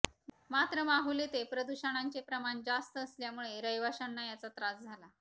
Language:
Marathi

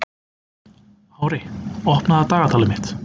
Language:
Icelandic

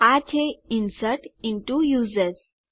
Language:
Gujarati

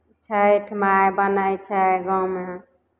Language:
Maithili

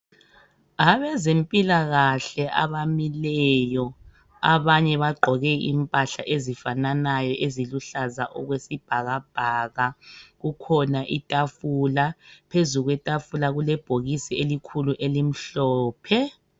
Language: North Ndebele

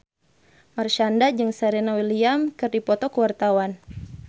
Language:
Sundanese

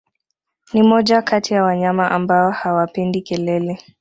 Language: Swahili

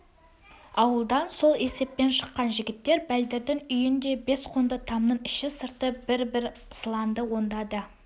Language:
Kazakh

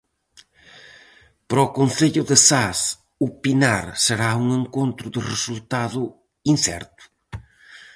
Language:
Galician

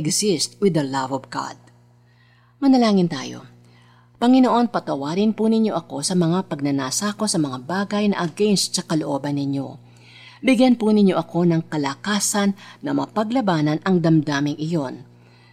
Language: Filipino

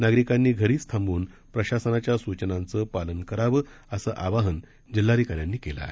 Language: Marathi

